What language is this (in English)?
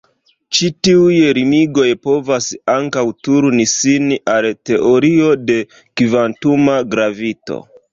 Esperanto